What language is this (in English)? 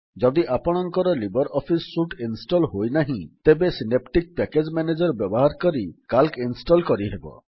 Odia